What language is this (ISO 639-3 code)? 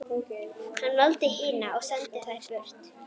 isl